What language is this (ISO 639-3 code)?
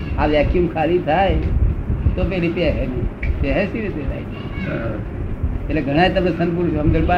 guj